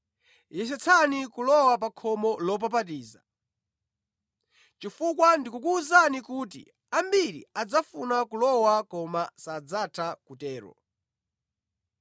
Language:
Nyanja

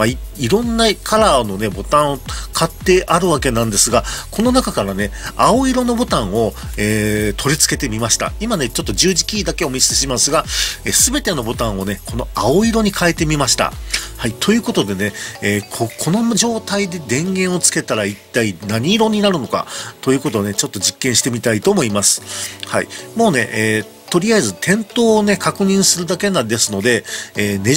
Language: Japanese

